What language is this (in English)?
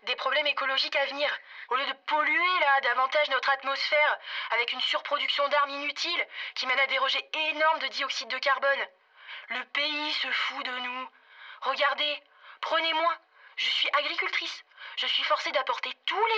French